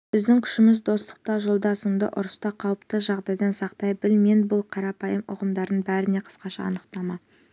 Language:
Kazakh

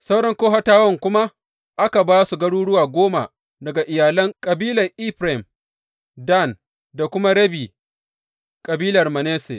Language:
Hausa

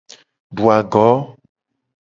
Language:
Gen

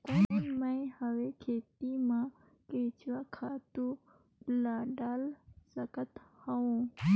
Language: Chhattisgarhi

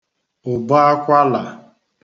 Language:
Igbo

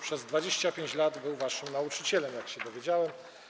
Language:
Polish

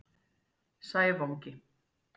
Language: Icelandic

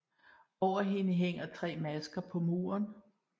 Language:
Danish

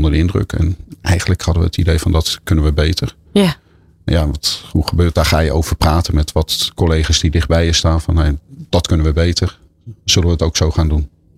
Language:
Dutch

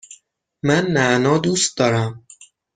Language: Persian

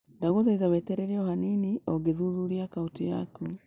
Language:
Kikuyu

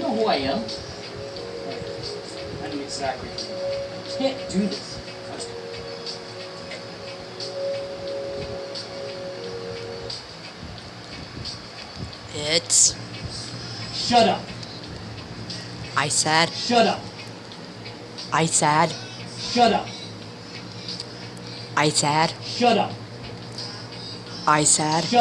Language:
English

